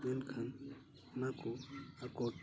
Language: Santali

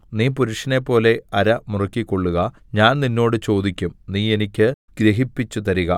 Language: Malayalam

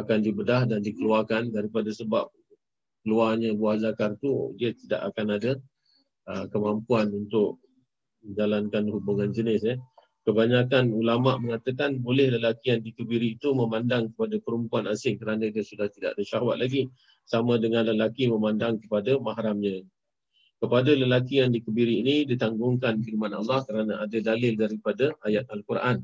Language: Malay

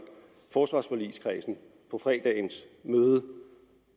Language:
Danish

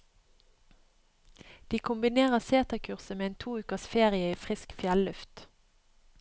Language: Norwegian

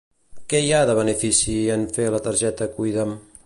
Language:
Catalan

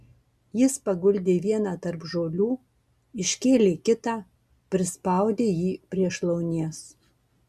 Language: Lithuanian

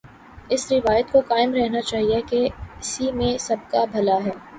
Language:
Urdu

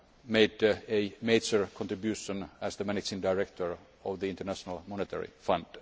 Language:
English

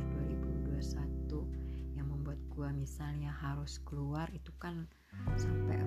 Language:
Indonesian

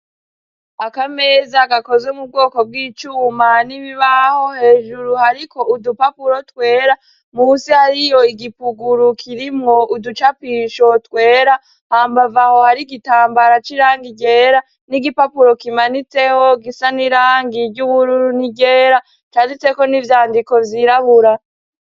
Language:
Rundi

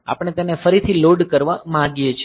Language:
Gujarati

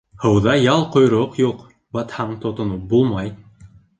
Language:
Bashkir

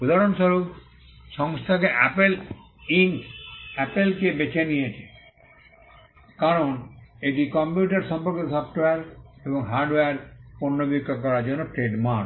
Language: Bangla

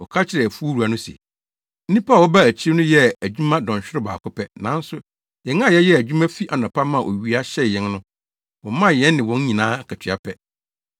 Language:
Akan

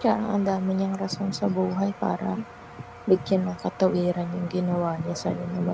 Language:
Filipino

